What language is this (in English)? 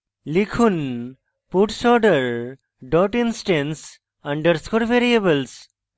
Bangla